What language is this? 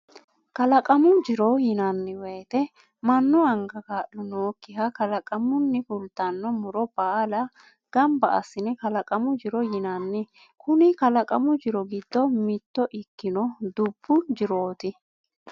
Sidamo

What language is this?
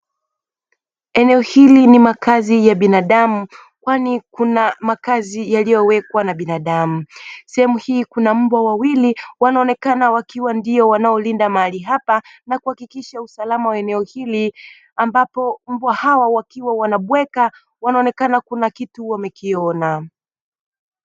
Swahili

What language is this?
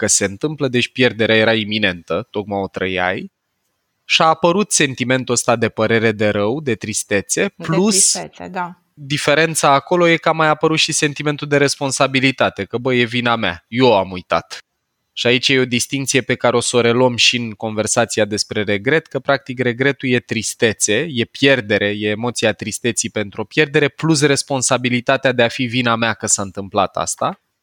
Romanian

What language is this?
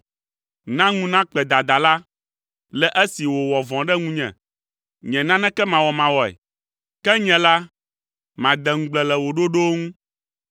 Ewe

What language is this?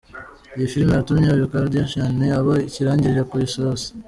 Kinyarwanda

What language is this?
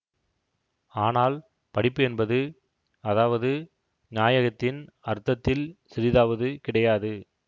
Tamil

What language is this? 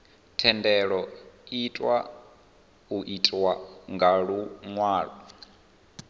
Venda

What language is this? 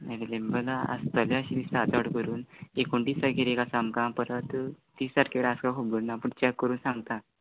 Konkani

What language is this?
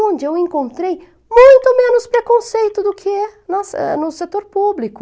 Portuguese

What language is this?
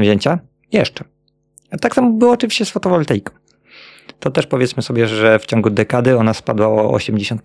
Polish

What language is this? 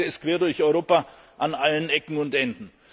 German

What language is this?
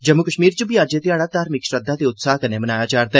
Dogri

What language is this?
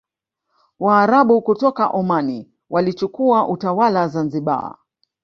Swahili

